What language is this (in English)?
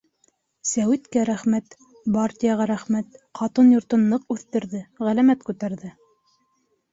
Bashkir